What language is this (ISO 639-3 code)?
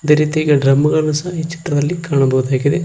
kan